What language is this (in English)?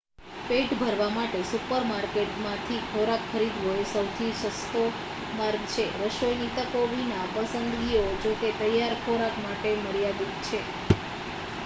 Gujarati